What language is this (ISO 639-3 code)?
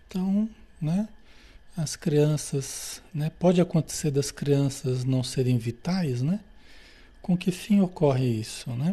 por